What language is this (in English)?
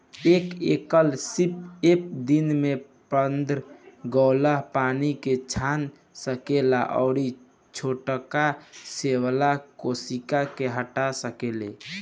Bhojpuri